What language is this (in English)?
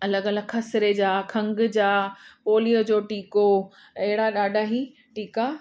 Sindhi